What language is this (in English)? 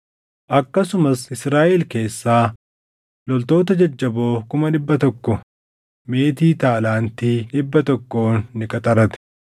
Oromo